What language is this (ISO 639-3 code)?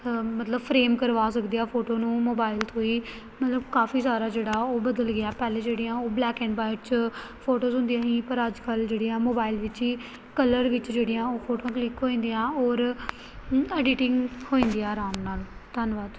pan